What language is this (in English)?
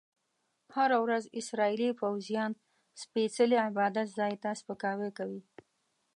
Pashto